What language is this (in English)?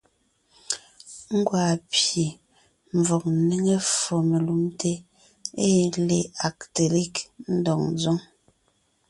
Ngiemboon